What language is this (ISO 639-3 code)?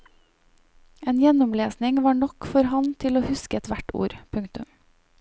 nor